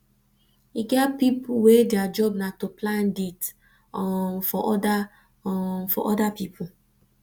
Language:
Nigerian Pidgin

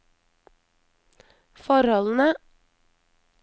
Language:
Norwegian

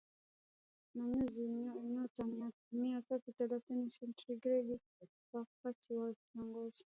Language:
Swahili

